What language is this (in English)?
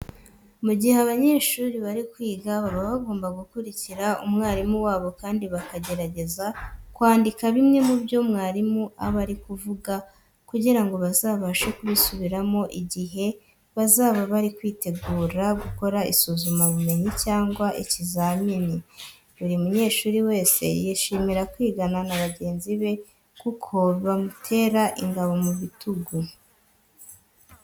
Kinyarwanda